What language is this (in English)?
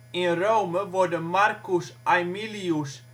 Dutch